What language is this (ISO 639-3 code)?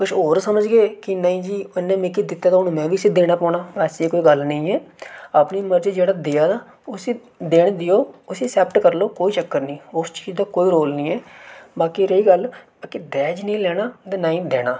doi